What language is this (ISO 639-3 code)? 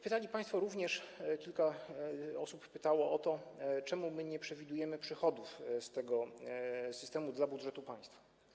pol